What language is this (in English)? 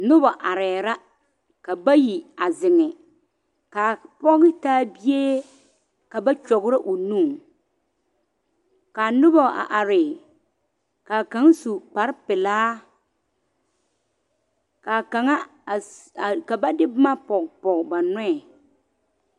Southern Dagaare